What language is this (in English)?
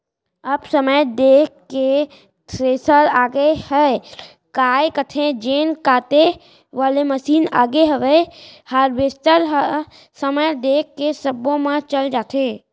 Chhattisgarhi